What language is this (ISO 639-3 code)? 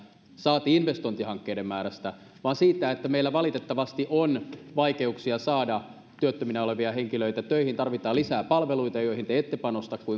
fin